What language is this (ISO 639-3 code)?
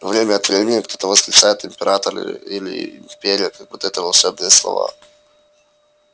rus